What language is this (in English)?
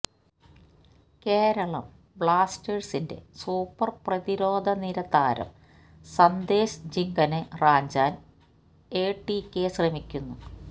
Malayalam